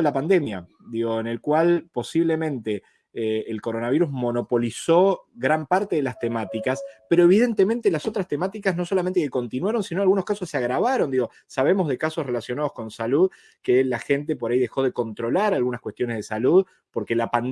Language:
Spanish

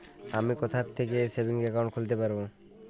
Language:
Bangla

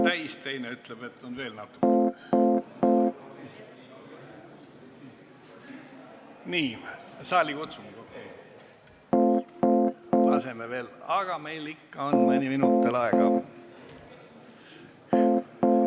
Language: Estonian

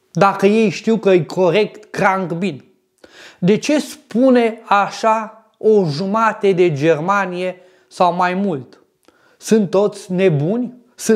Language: Romanian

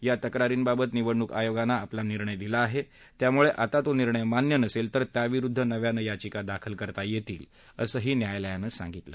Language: Marathi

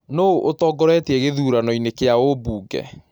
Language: Kikuyu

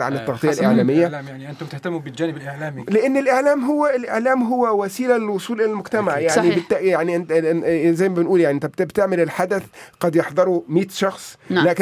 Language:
Arabic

